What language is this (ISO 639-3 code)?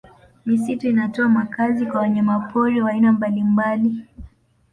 swa